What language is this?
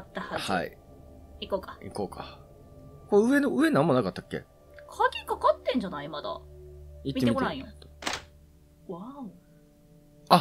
Japanese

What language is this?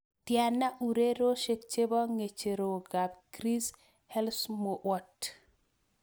Kalenjin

